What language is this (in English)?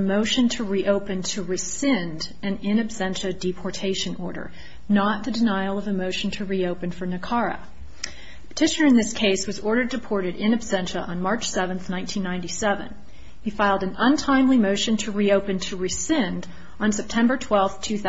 English